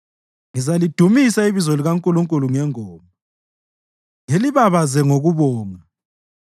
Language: North Ndebele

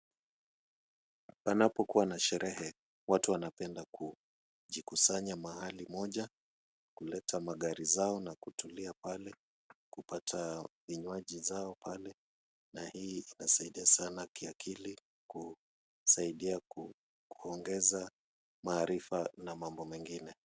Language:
Swahili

